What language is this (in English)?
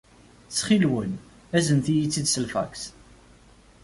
Kabyle